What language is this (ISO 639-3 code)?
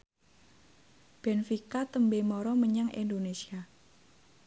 jav